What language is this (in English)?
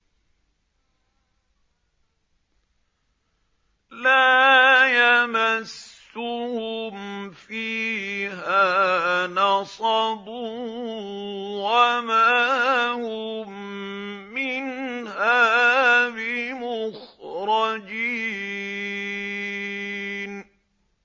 Arabic